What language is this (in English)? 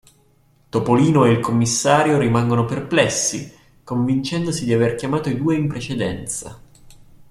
Italian